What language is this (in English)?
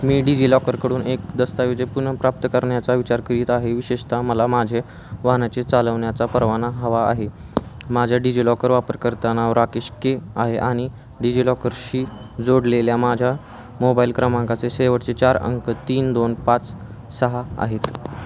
Marathi